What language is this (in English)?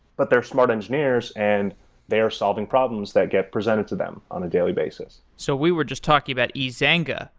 English